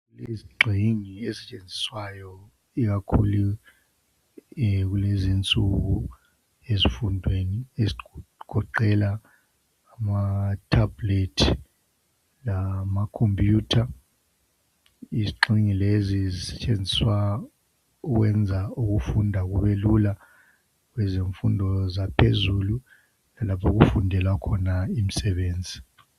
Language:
North Ndebele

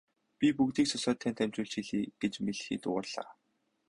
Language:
Mongolian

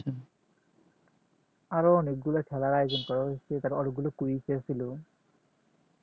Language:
Bangla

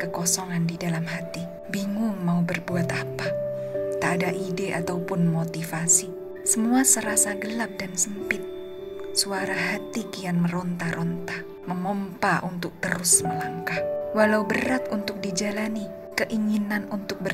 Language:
Indonesian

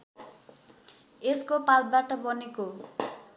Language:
Nepali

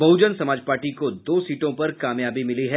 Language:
Hindi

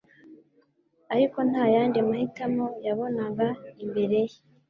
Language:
Kinyarwanda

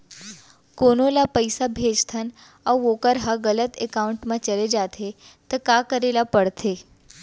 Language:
Chhattisgarhi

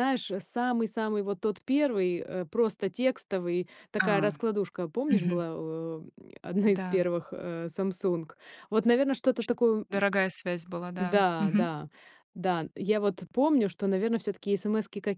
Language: Russian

